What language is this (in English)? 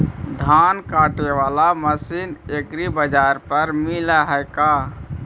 Magahi